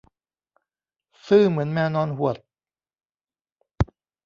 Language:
Thai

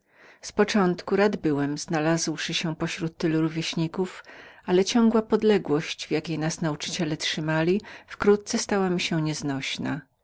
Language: Polish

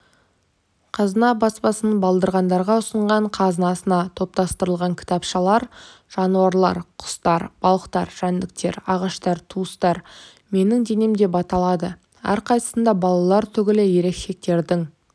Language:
Kazakh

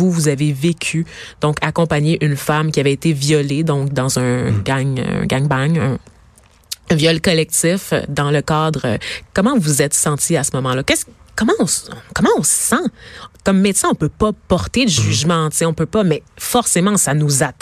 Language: French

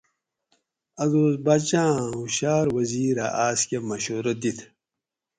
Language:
Gawri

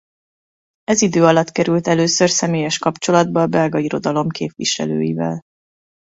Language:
Hungarian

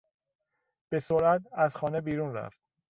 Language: Persian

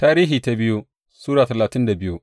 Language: Hausa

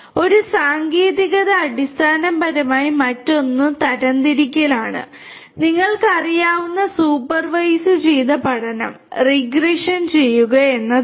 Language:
Malayalam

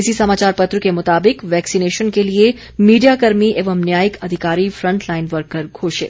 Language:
Hindi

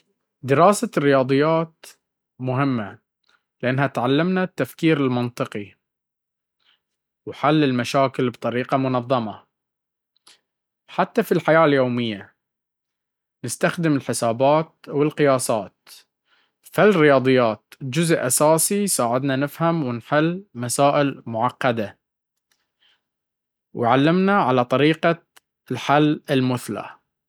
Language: Baharna Arabic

